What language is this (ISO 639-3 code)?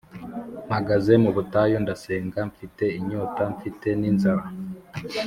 kin